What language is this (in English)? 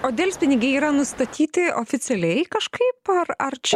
Lithuanian